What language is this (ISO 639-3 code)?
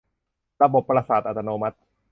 tha